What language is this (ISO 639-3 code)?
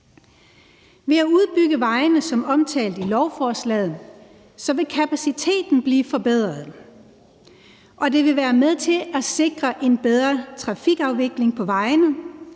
dan